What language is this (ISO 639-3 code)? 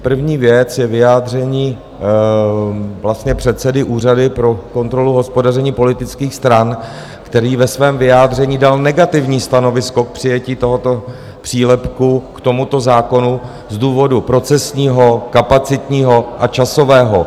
ces